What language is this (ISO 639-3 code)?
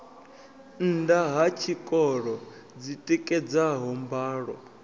ven